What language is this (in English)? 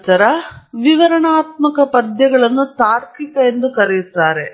Kannada